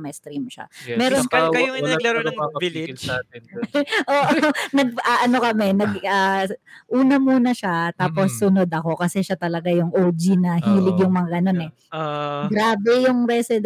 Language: Filipino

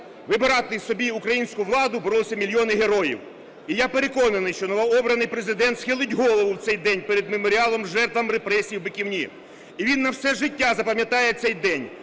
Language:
Ukrainian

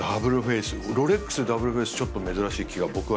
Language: Japanese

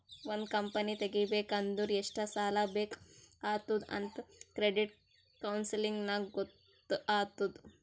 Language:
Kannada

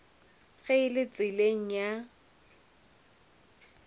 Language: Northern Sotho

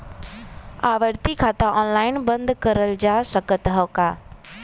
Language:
Bhojpuri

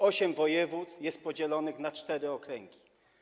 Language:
Polish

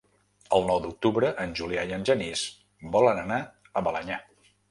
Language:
Catalan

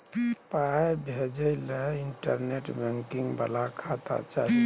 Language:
Maithili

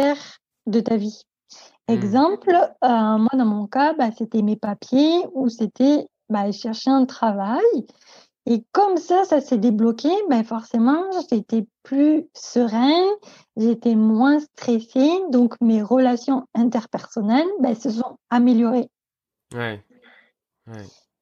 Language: French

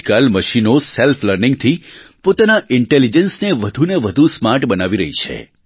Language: Gujarati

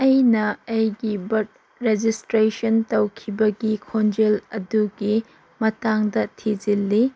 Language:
Manipuri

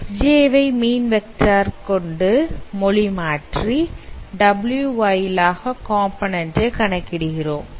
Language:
Tamil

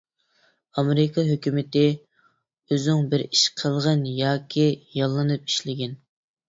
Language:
Uyghur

